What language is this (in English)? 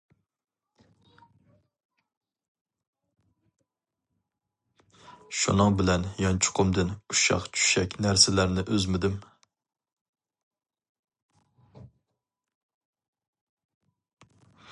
Uyghur